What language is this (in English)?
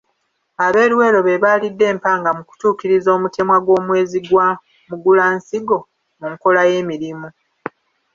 Ganda